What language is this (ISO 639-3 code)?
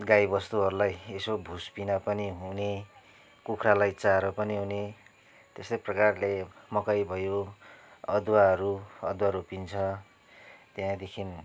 nep